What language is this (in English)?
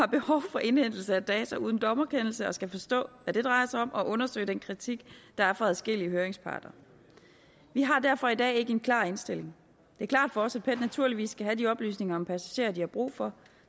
Danish